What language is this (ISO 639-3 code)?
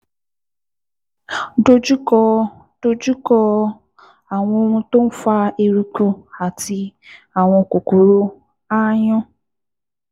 yor